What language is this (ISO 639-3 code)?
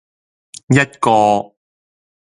yue